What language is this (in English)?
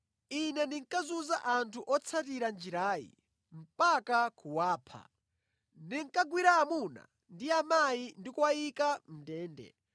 Nyanja